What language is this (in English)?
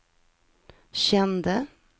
Swedish